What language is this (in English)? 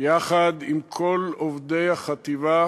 Hebrew